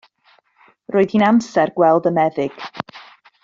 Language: Welsh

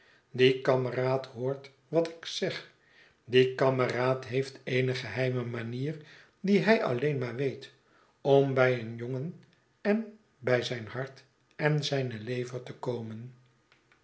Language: Dutch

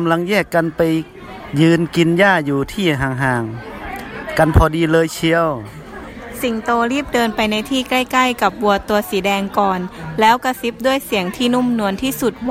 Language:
Thai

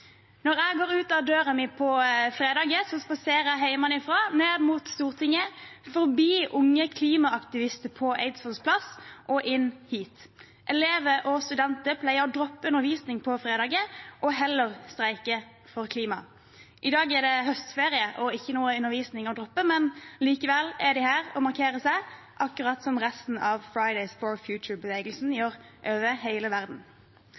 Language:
Norwegian Bokmål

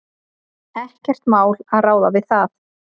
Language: Icelandic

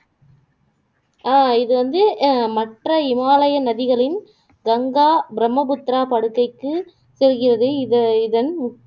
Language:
Tamil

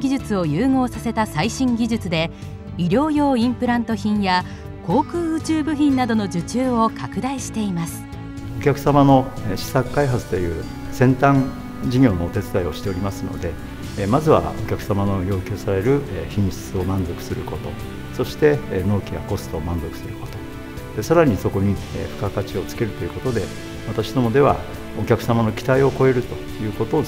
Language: Japanese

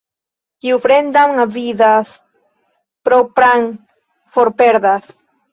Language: Esperanto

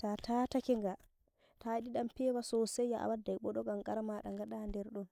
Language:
Nigerian Fulfulde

